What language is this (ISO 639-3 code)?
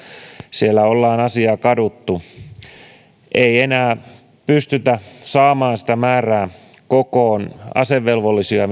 fin